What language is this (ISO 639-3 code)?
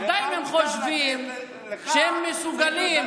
heb